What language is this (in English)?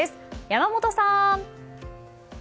Japanese